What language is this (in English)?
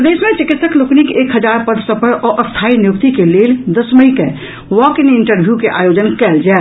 Maithili